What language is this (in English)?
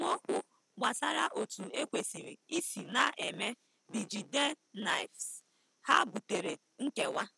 Igbo